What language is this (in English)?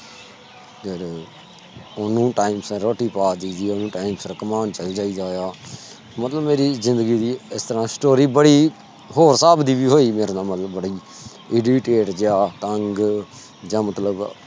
Punjabi